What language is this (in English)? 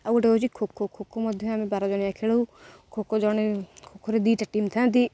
Odia